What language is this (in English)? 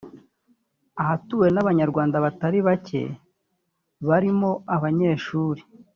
Kinyarwanda